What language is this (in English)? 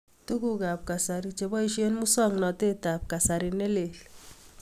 Kalenjin